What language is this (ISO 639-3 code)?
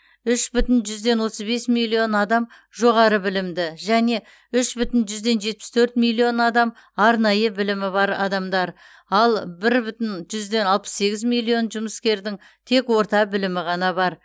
kaz